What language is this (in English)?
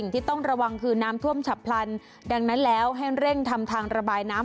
Thai